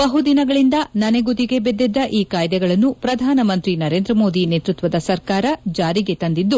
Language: Kannada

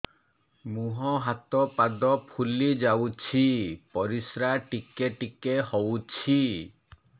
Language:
Odia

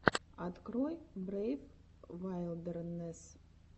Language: Russian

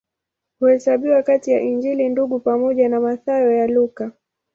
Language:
Swahili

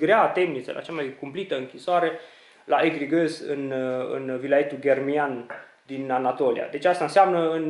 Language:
Romanian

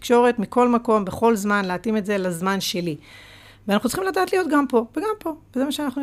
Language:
Hebrew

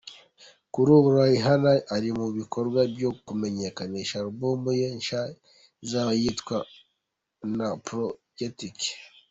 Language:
Kinyarwanda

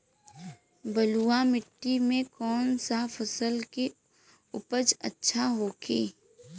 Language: Bhojpuri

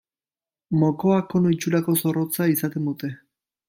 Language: Basque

